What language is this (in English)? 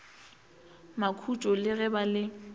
Northern Sotho